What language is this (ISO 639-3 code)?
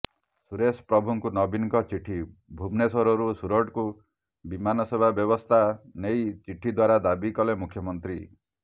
ori